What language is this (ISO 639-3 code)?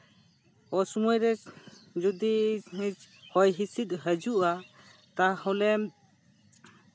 sat